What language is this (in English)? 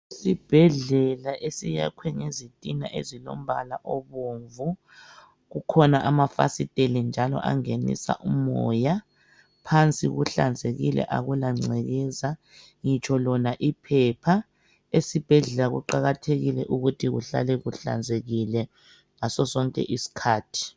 North Ndebele